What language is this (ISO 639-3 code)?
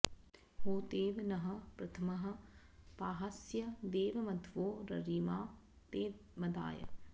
san